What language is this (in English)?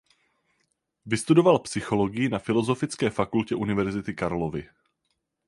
Czech